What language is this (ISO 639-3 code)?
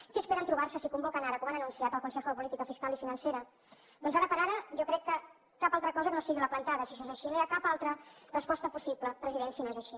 cat